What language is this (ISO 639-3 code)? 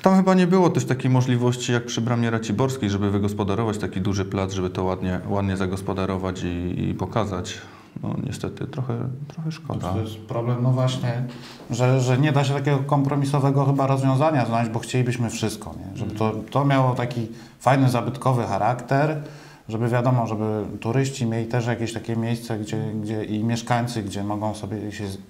pol